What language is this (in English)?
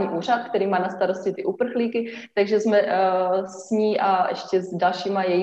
Czech